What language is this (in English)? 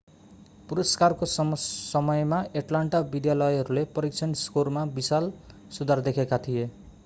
Nepali